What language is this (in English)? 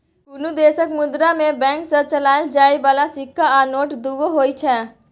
Maithili